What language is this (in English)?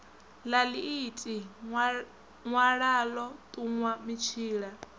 Venda